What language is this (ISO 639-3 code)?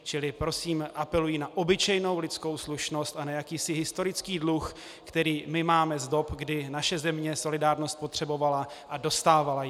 ces